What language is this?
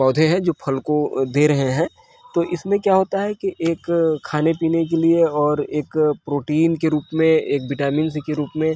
Hindi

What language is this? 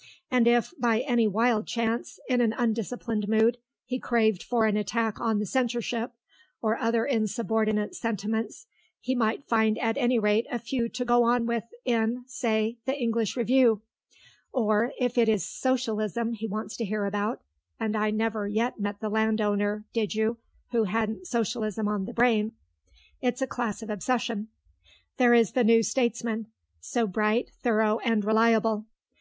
English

